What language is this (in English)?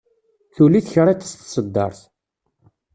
Kabyle